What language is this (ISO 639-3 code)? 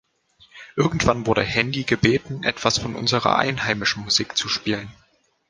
deu